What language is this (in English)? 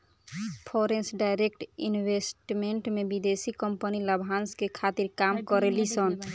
Bhojpuri